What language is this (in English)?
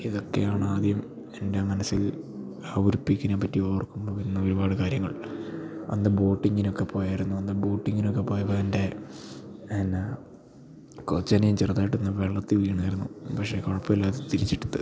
Malayalam